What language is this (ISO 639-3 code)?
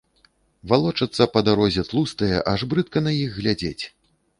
bel